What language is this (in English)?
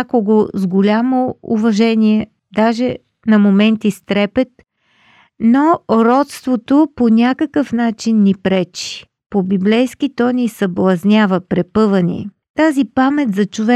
Bulgarian